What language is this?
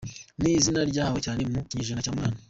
Kinyarwanda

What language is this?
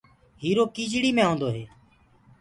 Gurgula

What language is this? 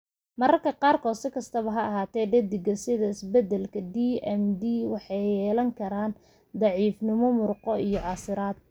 Somali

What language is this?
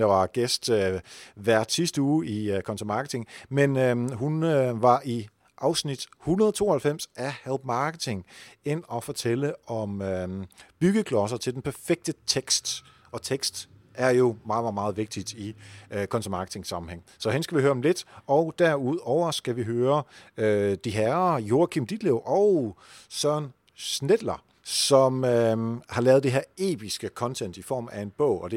Danish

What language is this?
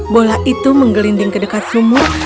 Indonesian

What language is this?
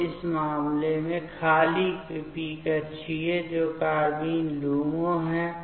Hindi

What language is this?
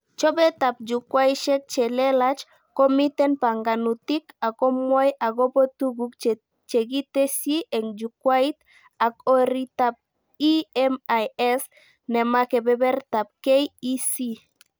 Kalenjin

